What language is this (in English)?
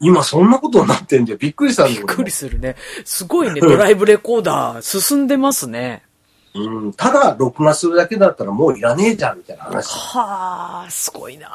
Japanese